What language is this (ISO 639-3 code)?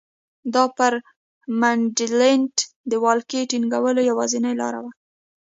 pus